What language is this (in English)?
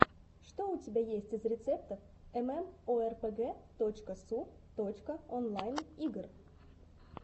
Russian